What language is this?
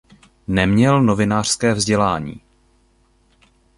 Czech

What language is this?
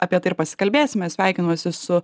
Lithuanian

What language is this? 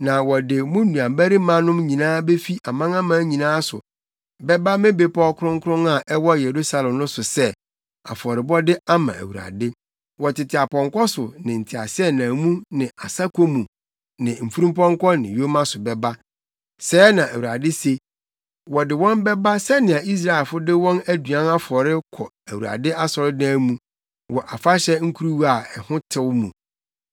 Akan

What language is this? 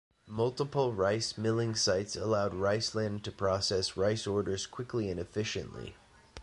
English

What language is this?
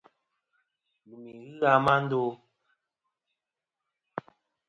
Kom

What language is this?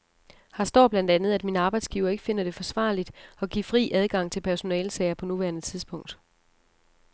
Danish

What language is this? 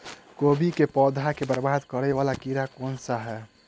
Maithili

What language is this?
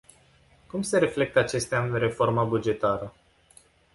Romanian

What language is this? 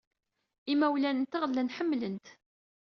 Kabyle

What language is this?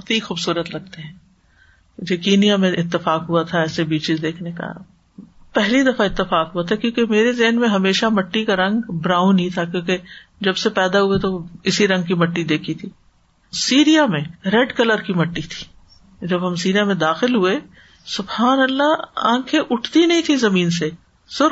Urdu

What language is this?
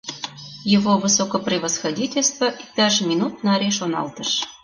Mari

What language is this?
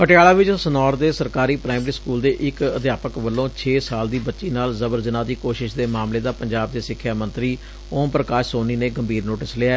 Punjabi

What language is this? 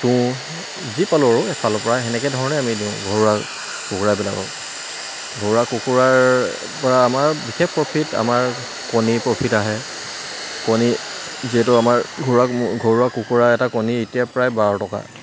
Assamese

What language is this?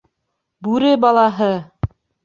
Bashkir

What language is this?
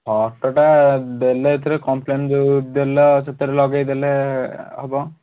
Odia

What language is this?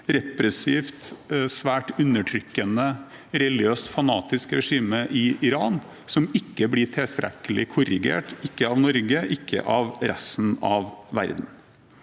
Norwegian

